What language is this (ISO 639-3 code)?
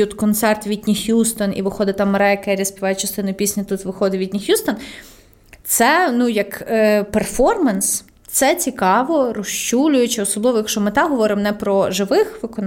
ukr